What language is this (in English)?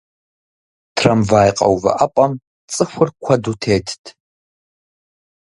Kabardian